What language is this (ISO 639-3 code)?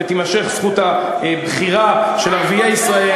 heb